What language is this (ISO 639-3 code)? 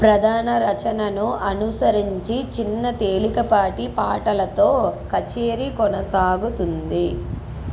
tel